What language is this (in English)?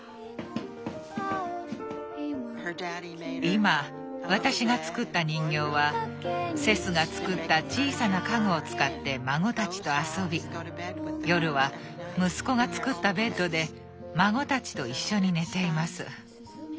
Japanese